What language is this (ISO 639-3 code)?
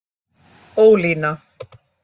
isl